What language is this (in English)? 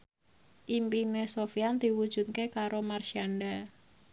Javanese